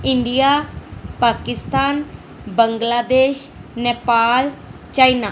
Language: Punjabi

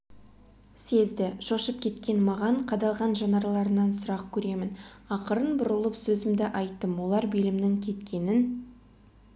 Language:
Kazakh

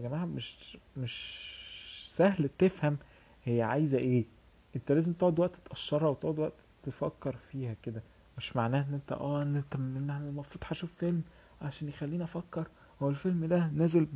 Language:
Arabic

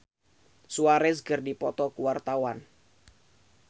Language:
Sundanese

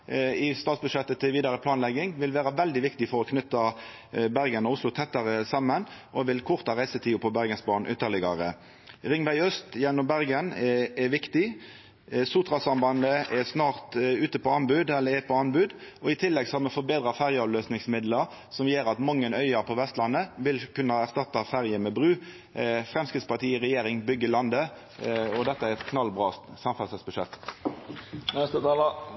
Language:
Norwegian Nynorsk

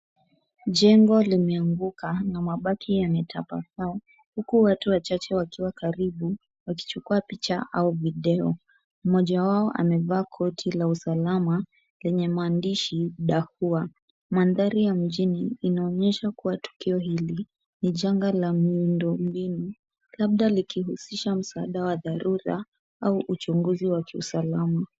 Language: Swahili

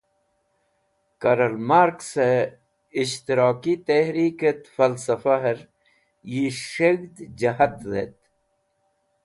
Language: Wakhi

